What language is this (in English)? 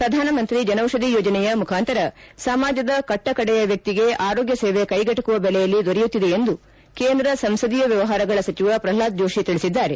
Kannada